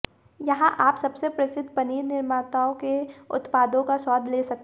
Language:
Hindi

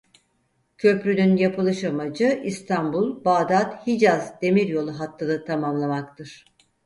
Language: Turkish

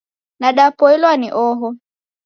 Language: Taita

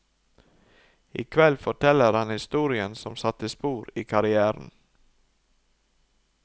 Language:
Norwegian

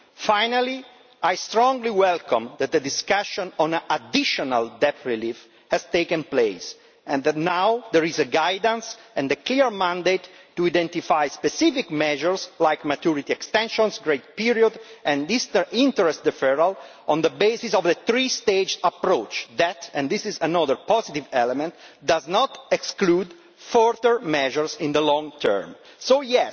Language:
English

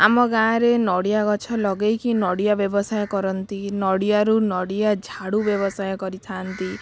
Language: Odia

